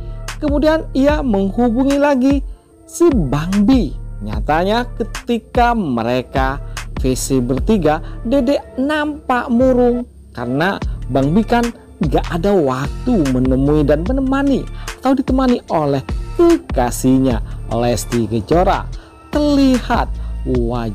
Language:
Indonesian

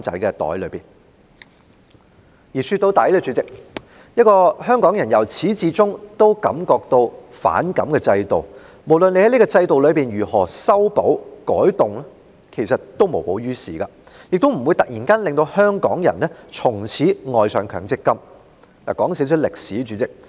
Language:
Cantonese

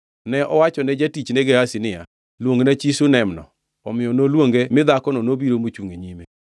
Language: Luo (Kenya and Tanzania)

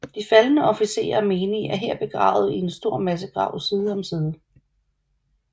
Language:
Danish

